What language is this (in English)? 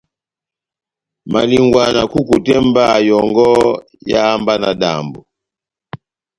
Batanga